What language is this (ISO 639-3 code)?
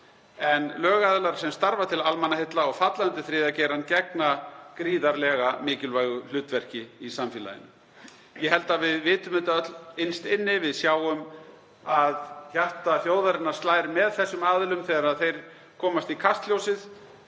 isl